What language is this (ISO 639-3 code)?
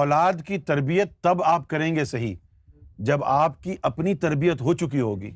urd